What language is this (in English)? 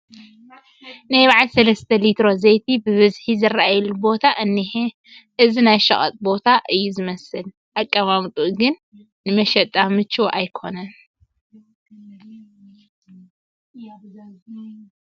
Tigrinya